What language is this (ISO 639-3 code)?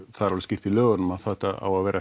isl